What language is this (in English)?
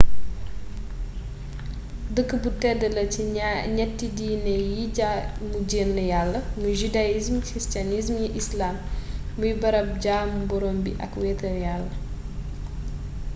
Wolof